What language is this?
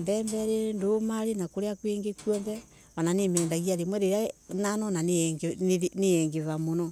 Embu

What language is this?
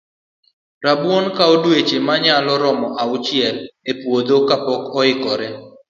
Luo (Kenya and Tanzania)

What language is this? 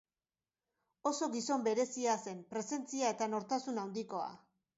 Basque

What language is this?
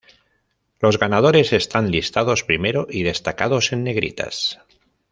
Spanish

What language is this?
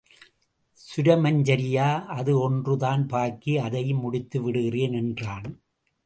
Tamil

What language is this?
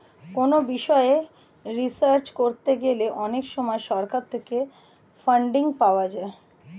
Bangla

